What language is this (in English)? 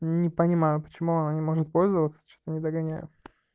Russian